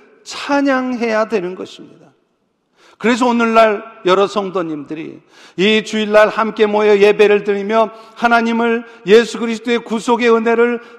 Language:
Korean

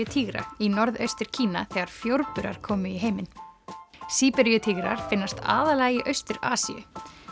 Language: Icelandic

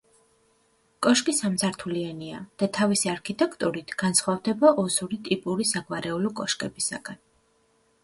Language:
Georgian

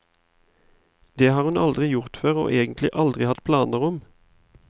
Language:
Norwegian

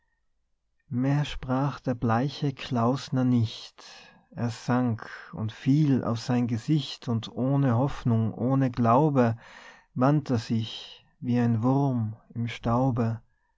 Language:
German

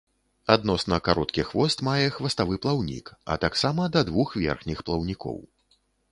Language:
Belarusian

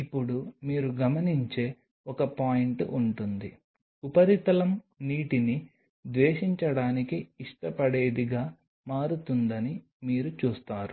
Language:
Telugu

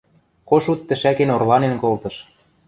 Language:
Western Mari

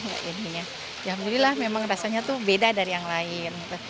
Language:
Indonesian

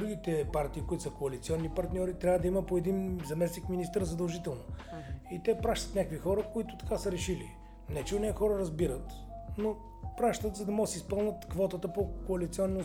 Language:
Bulgarian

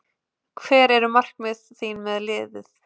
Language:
Icelandic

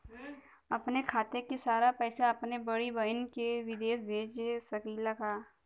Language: Bhojpuri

